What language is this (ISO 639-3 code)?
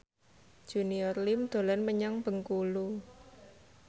jav